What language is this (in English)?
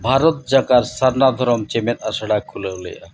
Santali